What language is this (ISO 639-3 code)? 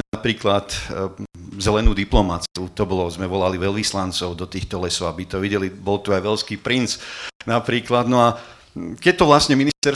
slk